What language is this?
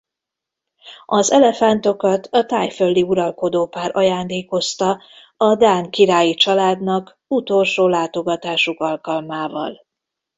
Hungarian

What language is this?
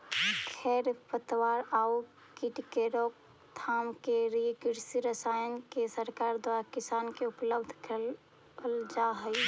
Magahi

